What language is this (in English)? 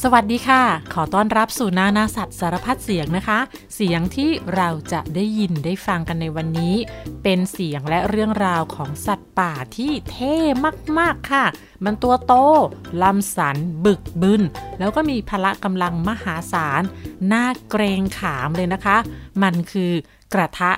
Thai